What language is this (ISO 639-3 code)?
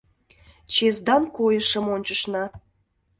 chm